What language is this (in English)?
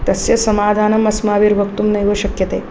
Sanskrit